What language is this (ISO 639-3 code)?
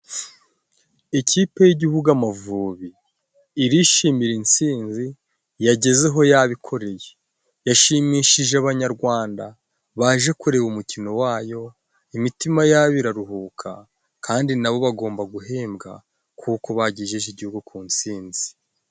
kin